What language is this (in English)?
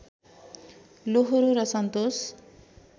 Nepali